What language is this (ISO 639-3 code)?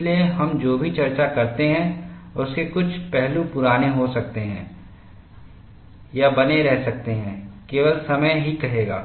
hin